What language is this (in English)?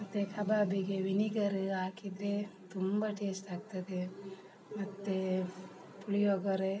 Kannada